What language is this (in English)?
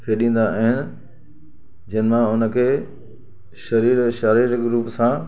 Sindhi